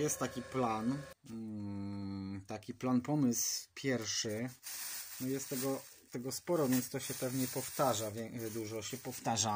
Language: Polish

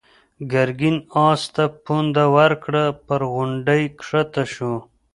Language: Pashto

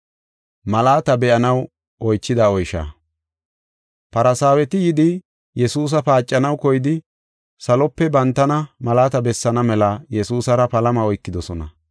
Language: Gofa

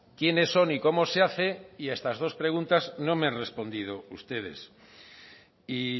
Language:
Spanish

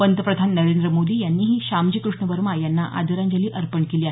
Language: Marathi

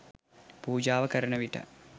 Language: Sinhala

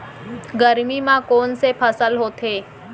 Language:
Chhattisgarhi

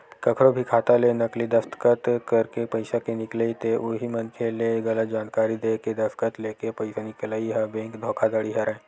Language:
Chhattisgarhi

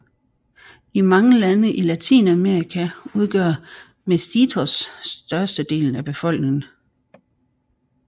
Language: Danish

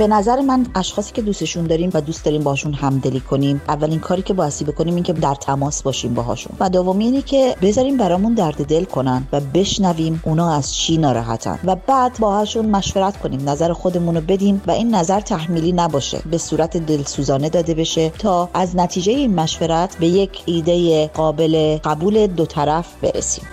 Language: Persian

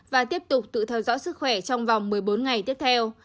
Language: Vietnamese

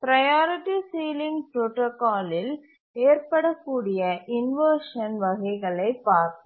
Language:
Tamil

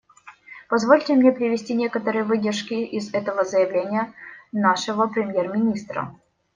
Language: Russian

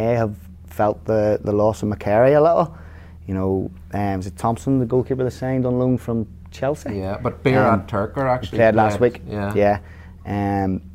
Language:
English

